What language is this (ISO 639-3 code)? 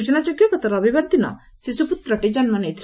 ori